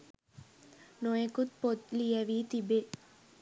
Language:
Sinhala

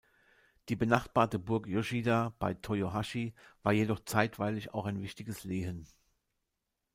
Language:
German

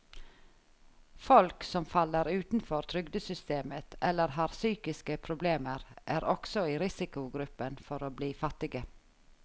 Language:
Norwegian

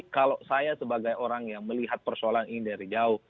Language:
Indonesian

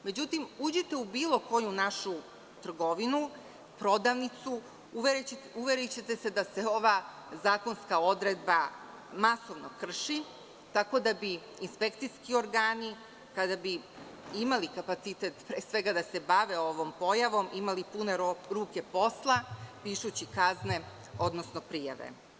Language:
Serbian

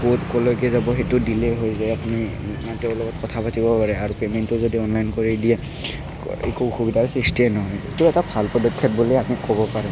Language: Assamese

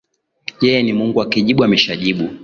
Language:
Swahili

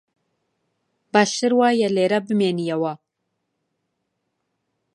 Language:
Central Kurdish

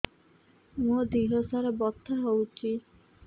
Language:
Odia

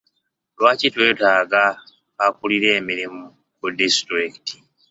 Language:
Ganda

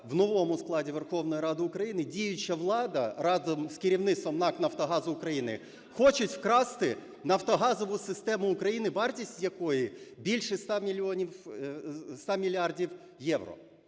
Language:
Ukrainian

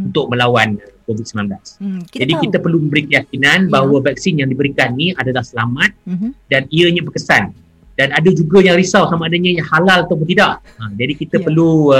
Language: Malay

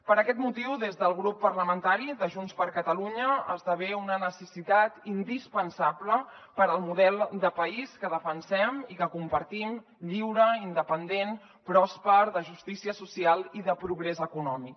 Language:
Catalan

